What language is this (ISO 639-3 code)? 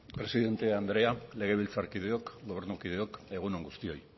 eus